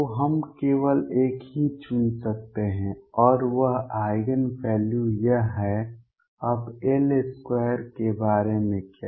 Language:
Hindi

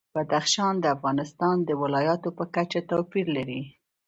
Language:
Pashto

